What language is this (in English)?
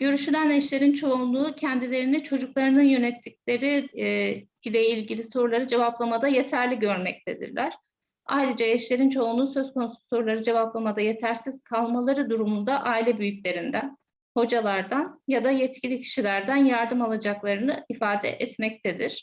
Turkish